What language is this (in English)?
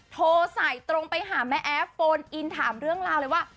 Thai